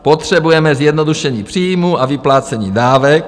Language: Czech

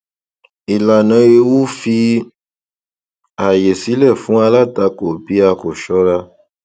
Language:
Yoruba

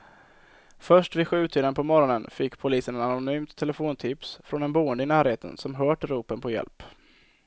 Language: Swedish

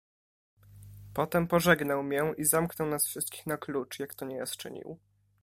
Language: Polish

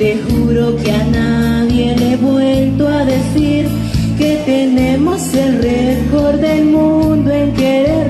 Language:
Spanish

